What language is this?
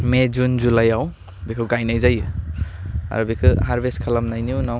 Bodo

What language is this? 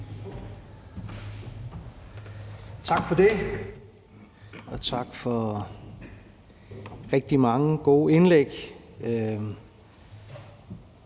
Danish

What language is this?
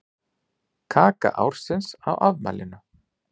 Icelandic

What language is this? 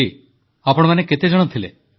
Odia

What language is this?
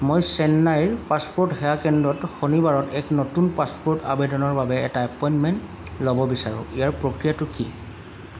Assamese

